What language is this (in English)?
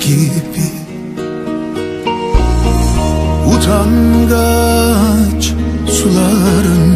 Turkish